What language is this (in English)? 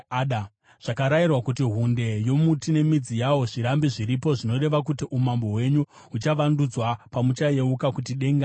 Shona